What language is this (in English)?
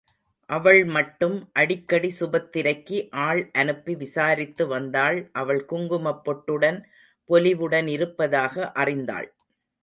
Tamil